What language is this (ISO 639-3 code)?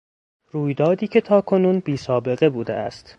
fas